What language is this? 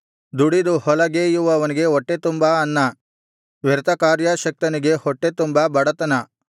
Kannada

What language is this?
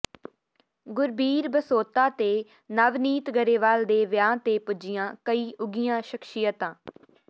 Punjabi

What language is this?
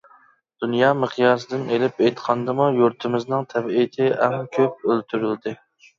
Uyghur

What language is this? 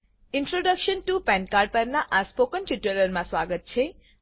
Gujarati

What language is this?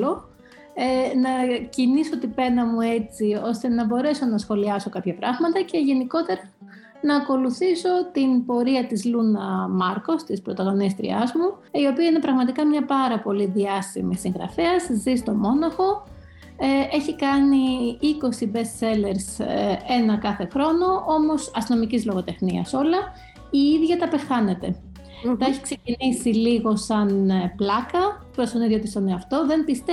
Greek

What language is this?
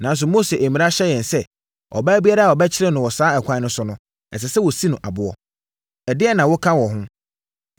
Akan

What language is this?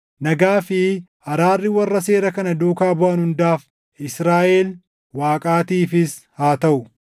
Oromo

